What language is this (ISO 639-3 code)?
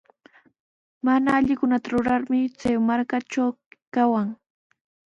qws